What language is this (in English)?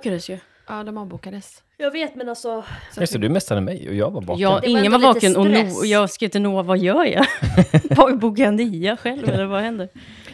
Swedish